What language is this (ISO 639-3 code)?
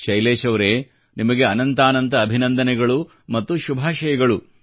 kan